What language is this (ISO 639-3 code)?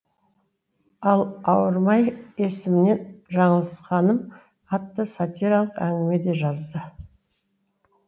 kaz